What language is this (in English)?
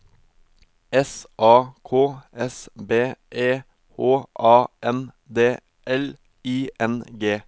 Norwegian